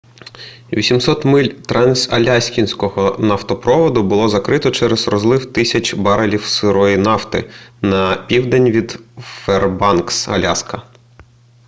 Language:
Ukrainian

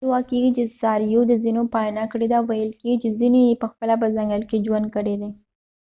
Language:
Pashto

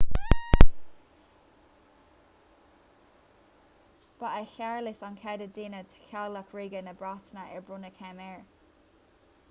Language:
Irish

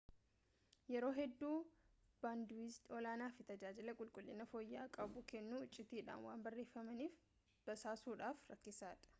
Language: Oromo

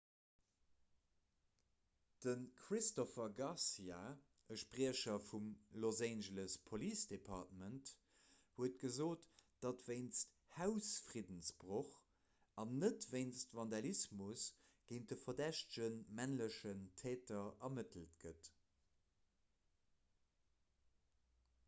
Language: Luxembourgish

